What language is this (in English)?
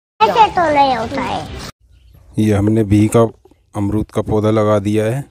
Hindi